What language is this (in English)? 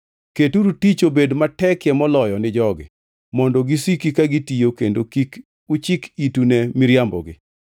Luo (Kenya and Tanzania)